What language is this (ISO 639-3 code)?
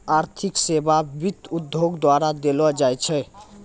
mai